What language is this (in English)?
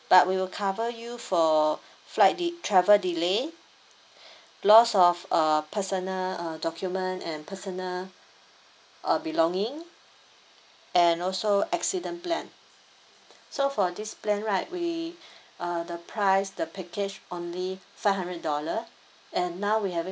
English